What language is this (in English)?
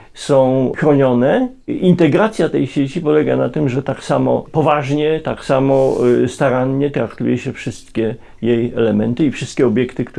Polish